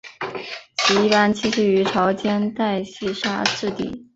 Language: Chinese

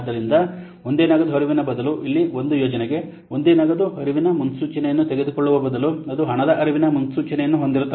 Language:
Kannada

